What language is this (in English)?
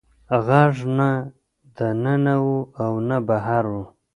Pashto